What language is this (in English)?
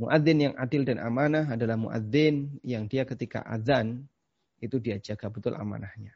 Indonesian